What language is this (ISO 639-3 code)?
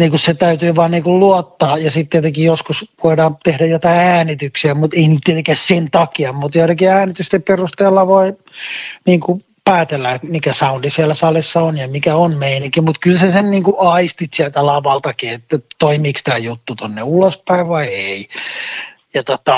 fin